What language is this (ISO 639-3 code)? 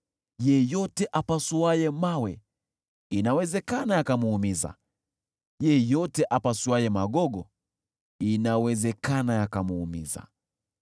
swa